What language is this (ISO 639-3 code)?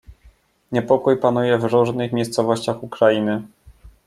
pol